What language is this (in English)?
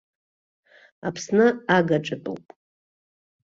Abkhazian